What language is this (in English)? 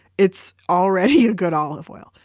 English